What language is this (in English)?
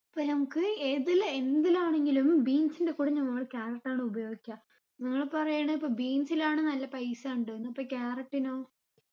Malayalam